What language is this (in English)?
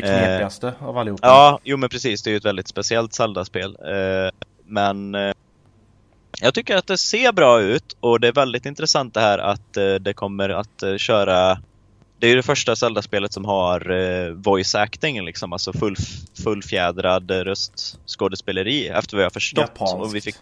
Swedish